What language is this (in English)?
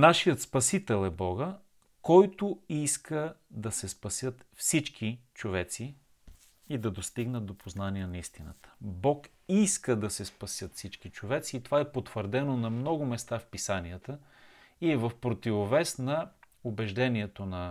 Bulgarian